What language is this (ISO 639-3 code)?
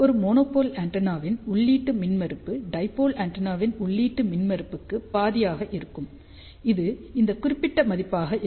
tam